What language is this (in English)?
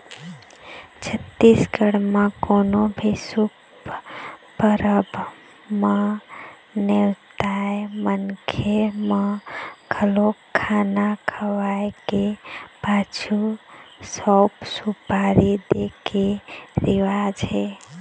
Chhattisgarhi